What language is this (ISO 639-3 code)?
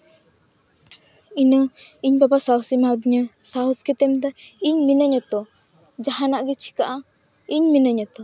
sat